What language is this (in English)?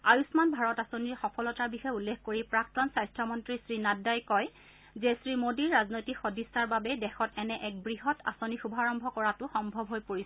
Assamese